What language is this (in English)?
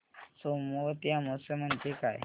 Marathi